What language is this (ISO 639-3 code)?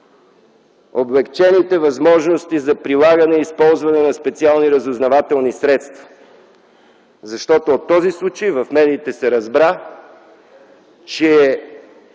bul